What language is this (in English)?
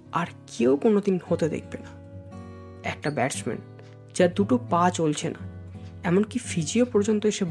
Bangla